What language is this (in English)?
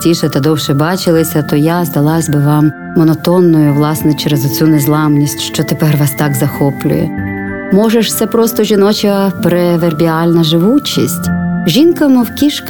Ukrainian